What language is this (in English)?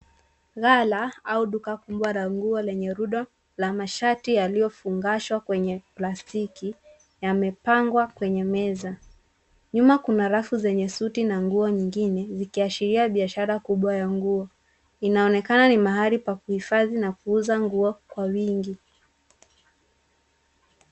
Swahili